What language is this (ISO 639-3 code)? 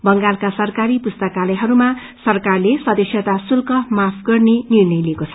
nep